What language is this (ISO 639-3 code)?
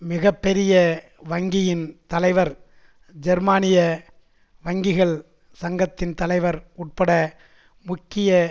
tam